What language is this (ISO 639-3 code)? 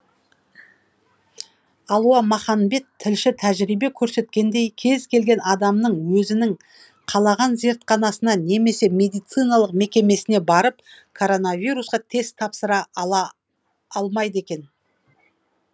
kaz